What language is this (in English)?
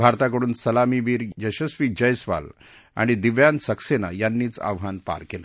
Marathi